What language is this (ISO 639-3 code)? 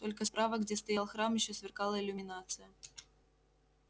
rus